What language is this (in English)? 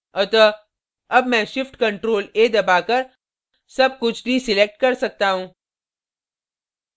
Hindi